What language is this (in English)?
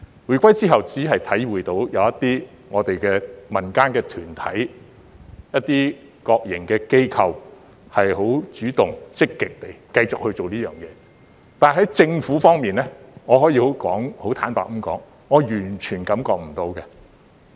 Cantonese